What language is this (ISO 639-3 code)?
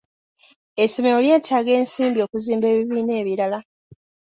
lug